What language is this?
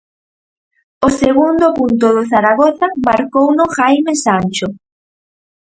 Galician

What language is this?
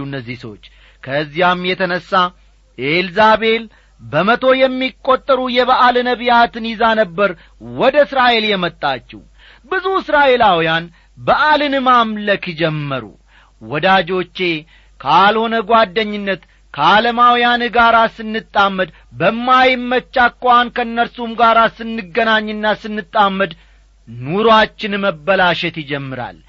Amharic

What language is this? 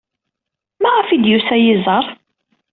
Kabyle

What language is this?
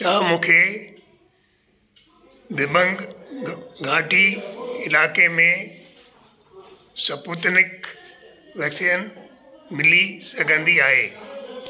Sindhi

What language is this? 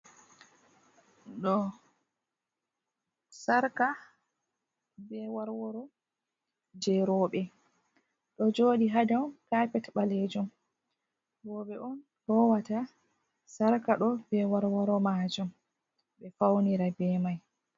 Fula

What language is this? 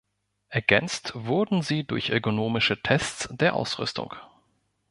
German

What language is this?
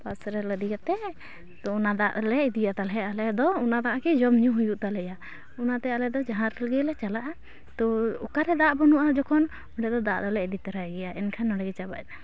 Santali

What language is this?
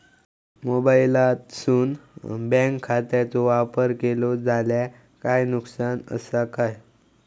Marathi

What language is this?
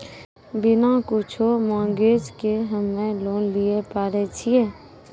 Maithili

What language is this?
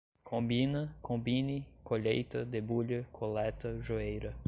Portuguese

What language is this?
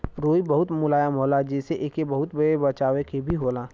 Bhojpuri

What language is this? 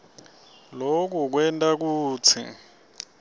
Swati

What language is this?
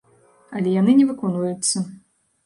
Belarusian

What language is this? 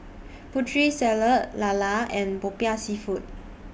English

